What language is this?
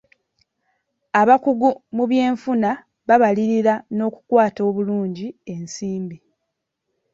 Ganda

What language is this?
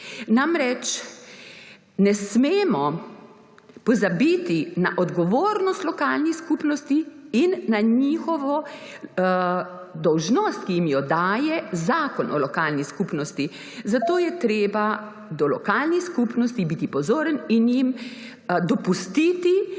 Slovenian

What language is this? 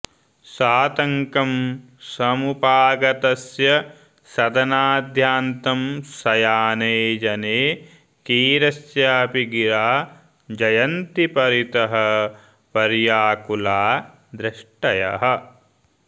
Sanskrit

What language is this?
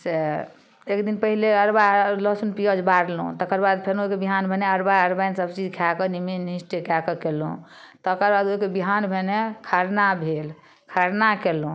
Maithili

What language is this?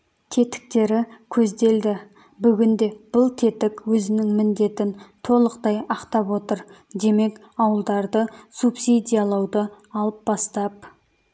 Kazakh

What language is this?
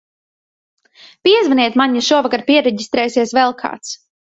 Latvian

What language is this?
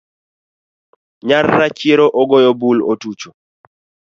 Luo (Kenya and Tanzania)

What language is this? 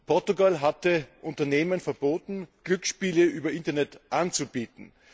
German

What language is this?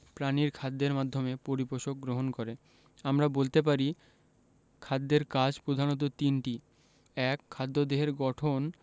Bangla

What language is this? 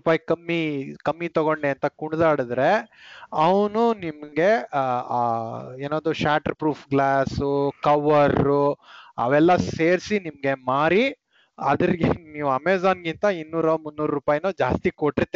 Kannada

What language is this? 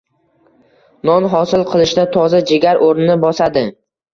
Uzbek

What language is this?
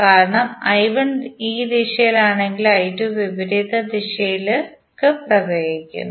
Malayalam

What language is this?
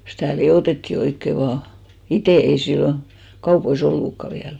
Finnish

